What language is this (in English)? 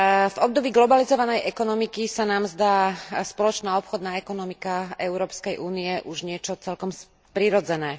Slovak